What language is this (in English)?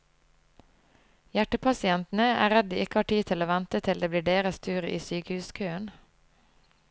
Norwegian